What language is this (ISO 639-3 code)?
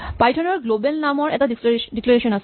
asm